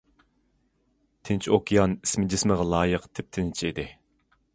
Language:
Uyghur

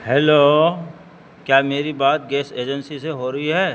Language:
Urdu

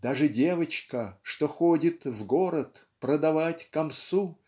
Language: Russian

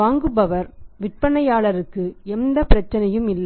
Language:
Tamil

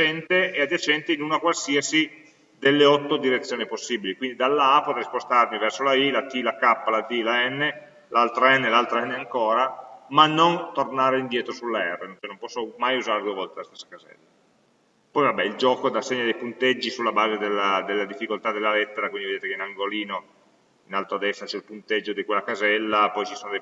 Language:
Italian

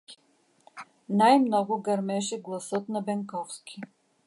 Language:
Bulgarian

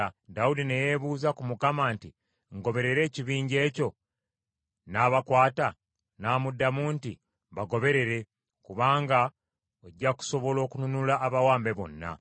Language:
Ganda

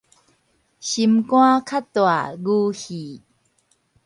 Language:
Min Nan Chinese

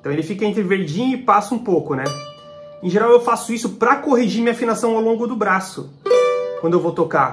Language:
Portuguese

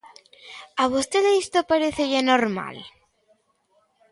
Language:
Galician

